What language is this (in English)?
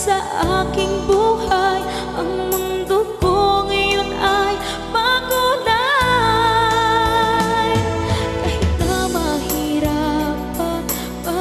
Filipino